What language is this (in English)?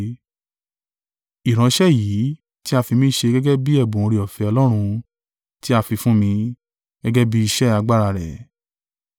Yoruba